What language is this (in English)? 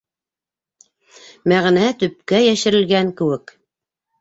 Bashkir